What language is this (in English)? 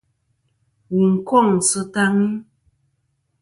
Kom